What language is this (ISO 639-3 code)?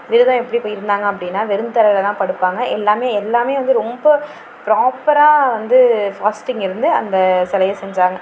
tam